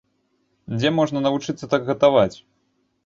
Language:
Belarusian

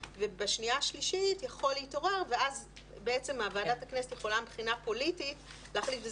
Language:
Hebrew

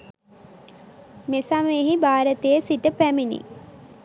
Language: Sinhala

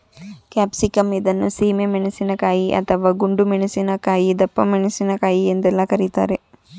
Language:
Kannada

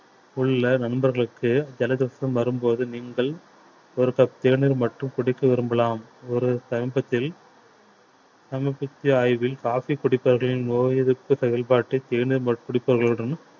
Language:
Tamil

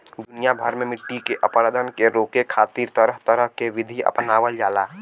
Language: Bhojpuri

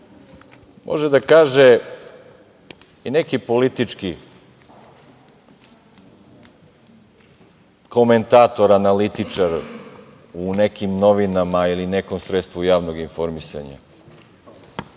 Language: Serbian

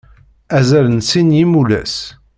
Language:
Kabyle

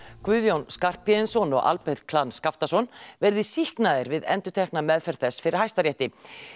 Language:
Icelandic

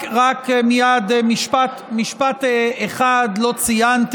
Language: Hebrew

